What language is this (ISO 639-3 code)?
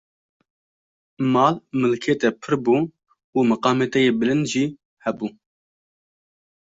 kur